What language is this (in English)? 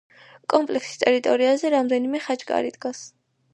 Georgian